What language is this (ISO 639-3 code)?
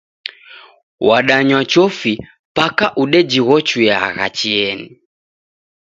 dav